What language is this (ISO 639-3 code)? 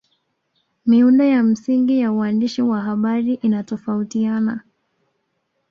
swa